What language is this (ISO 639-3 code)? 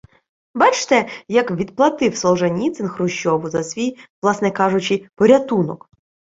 ukr